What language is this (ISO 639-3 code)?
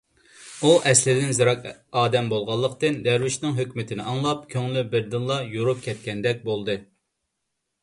uig